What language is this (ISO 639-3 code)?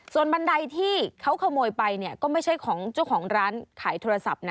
tha